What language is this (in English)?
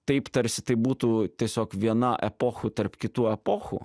Lithuanian